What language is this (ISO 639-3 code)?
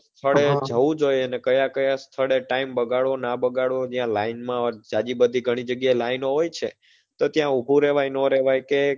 guj